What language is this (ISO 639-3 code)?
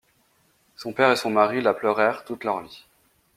fra